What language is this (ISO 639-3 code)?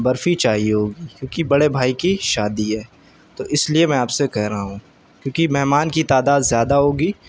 urd